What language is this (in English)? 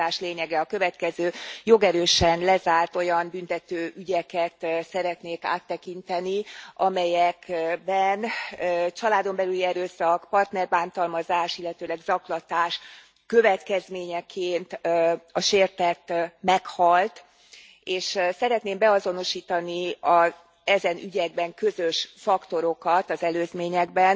Hungarian